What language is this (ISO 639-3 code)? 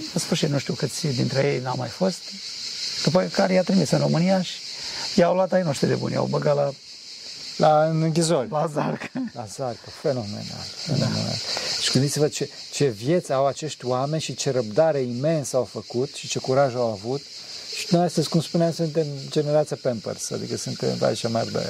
ron